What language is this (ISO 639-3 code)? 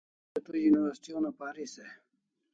kls